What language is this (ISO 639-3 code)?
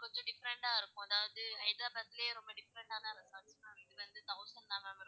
tam